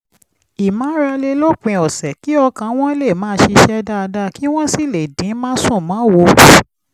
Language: Yoruba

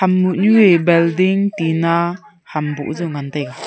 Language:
Wancho Naga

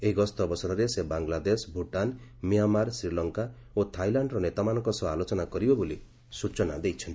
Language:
Odia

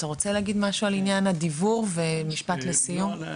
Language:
Hebrew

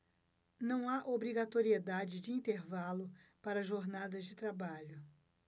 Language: Portuguese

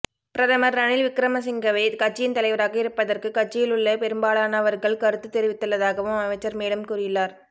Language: Tamil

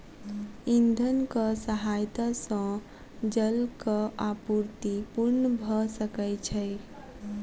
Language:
Maithili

